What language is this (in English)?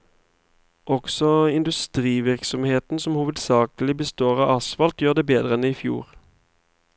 Norwegian